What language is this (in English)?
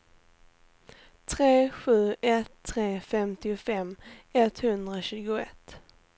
Swedish